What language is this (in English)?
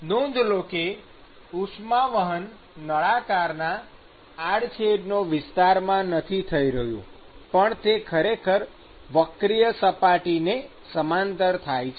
Gujarati